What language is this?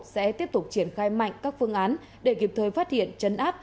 Vietnamese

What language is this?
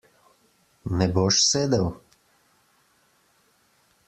Slovenian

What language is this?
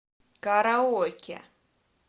Russian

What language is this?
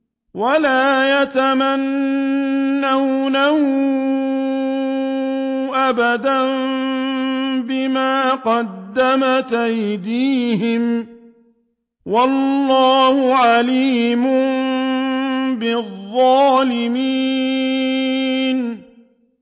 Arabic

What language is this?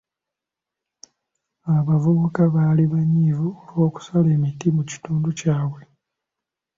Ganda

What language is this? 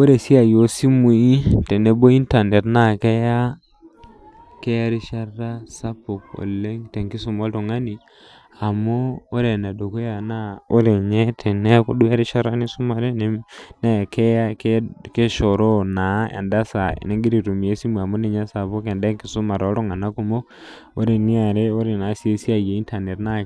Masai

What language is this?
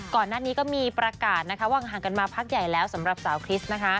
Thai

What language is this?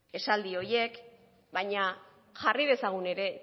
Basque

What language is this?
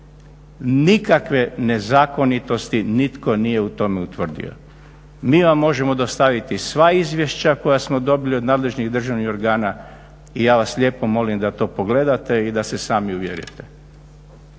Croatian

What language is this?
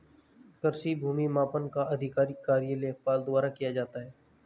Hindi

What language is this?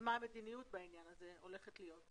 Hebrew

